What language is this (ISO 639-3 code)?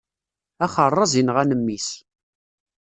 kab